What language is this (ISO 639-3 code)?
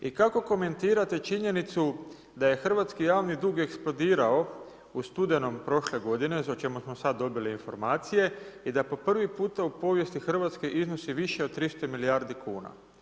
hrv